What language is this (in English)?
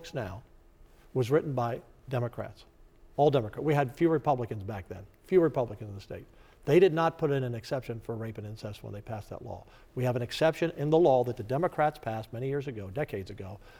English